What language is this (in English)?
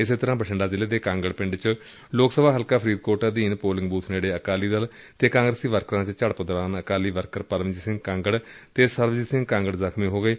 Punjabi